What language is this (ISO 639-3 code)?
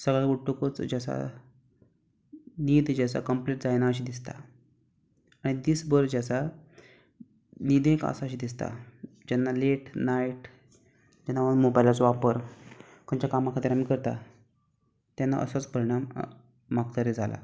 kok